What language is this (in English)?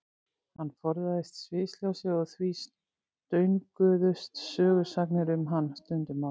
Icelandic